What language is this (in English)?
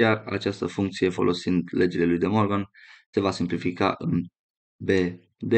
Romanian